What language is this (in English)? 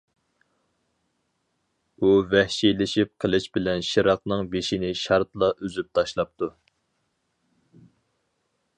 Uyghur